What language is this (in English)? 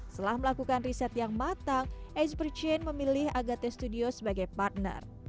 Indonesian